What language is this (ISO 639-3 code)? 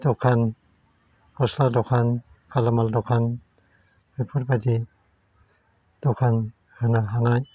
brx